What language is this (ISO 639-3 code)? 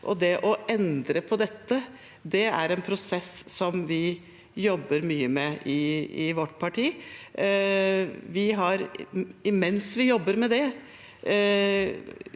nor